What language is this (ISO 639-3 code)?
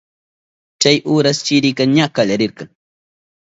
qup